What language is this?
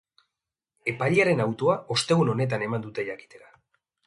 Basque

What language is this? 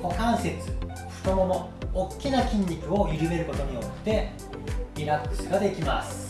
Japanese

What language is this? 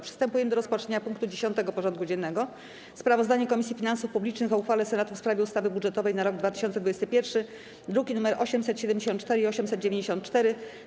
Polish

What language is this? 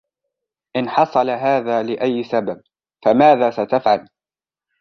Arabic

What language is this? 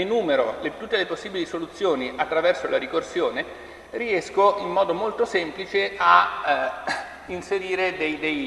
Italian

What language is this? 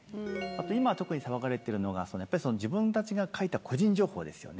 Japanese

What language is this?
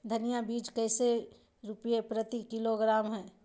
Magahi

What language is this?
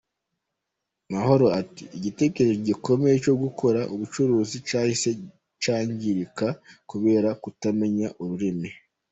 Kinyarwanda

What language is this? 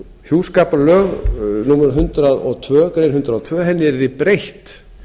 Icelandic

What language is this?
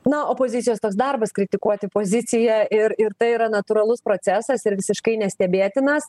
Lithuanian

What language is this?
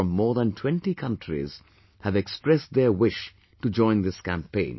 English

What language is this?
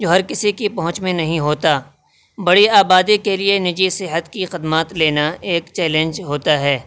Urdu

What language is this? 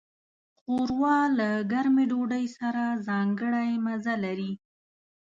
Pashto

